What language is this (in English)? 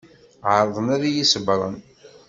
Kabyle